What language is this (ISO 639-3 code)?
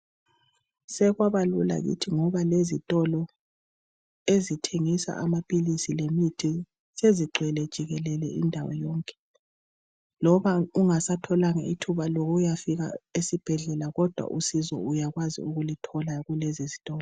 nde